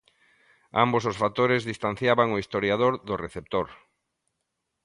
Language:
Galician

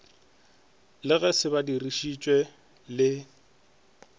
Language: Northern Sotho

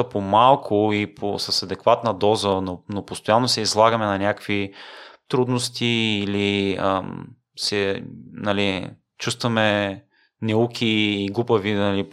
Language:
Bulgarian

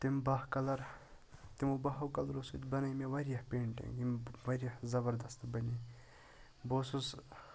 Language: Kashmiri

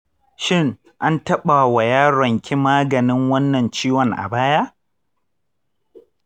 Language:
Hausa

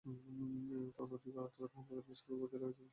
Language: Bangla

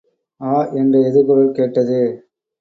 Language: Tamil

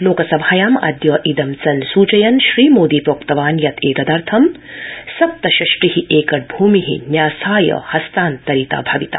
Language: Sanskrit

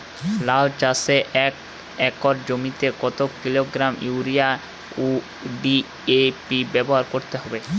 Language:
Bangla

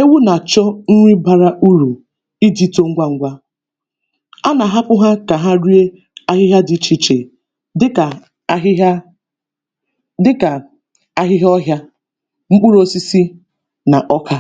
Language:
Igbo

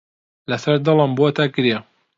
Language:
Central Kurdish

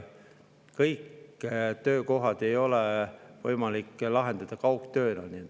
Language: Estonian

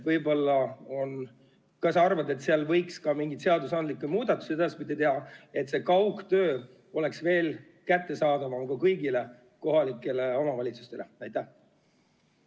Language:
Estonian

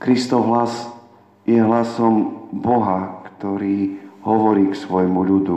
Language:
Slovak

